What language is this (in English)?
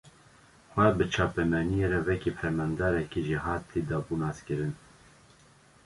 Kurdish